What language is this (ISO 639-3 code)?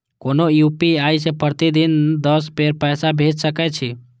mai